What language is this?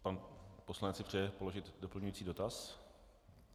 Czech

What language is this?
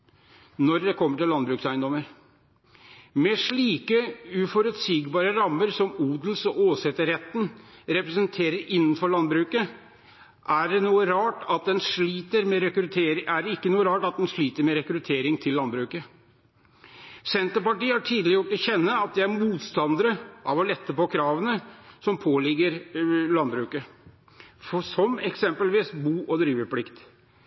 Norwegian Bokmål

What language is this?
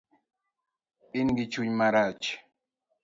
Luo (Kenya and Tanzania)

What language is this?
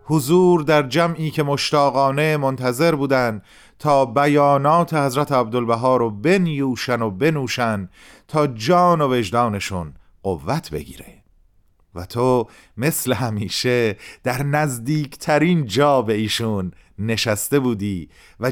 Persian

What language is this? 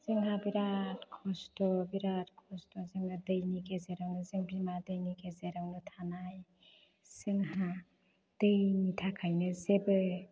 Bodo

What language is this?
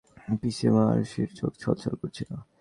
Bangla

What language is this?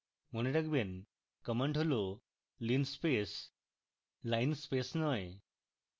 Bangla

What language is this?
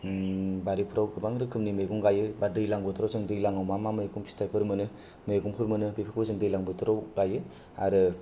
Bodo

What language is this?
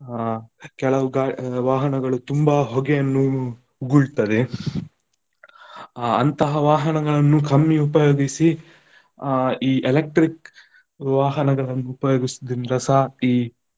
Kannada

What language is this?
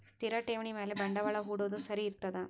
Kannada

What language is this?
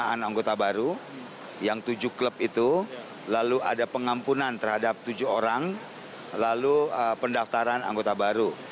Indonesian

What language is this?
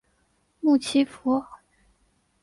Chinese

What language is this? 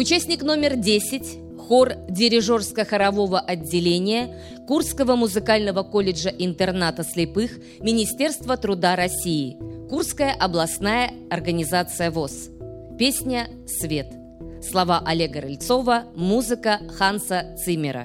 Russian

